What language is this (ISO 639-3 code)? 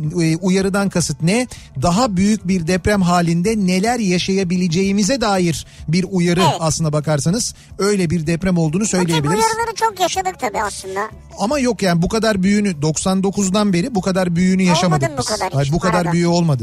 tur